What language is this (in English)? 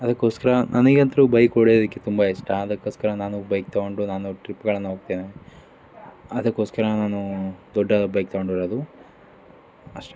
Kannada